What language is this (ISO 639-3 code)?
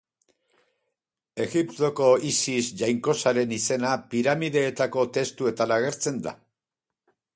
eus